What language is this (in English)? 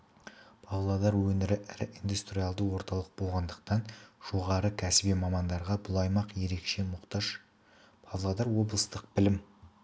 Kazakh